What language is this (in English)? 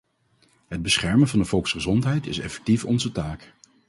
Dutch